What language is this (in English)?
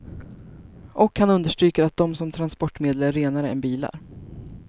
Swedish